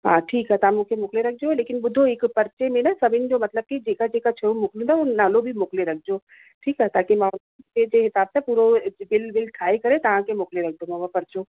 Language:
Sindhi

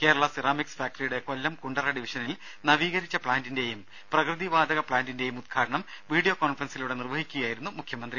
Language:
Malayalam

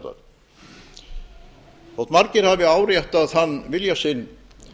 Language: Icelandic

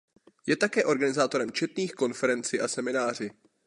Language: Czech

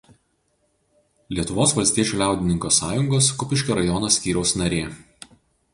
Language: Lithuanian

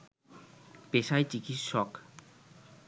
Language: Bangla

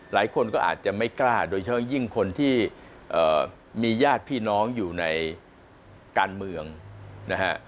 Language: Thai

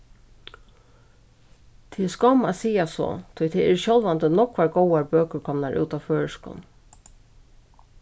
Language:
Faroese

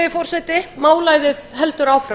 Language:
Icelandic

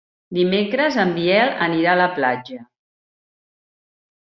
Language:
Catalan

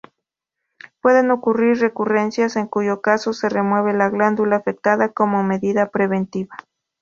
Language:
Spanish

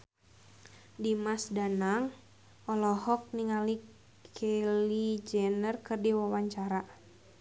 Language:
Sundanese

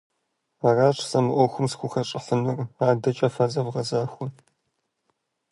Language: Kabardian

